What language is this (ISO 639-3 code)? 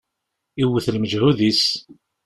kab